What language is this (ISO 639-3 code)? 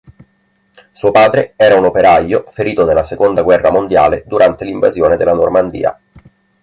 ita